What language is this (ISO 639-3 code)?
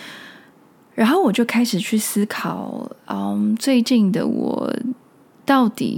zho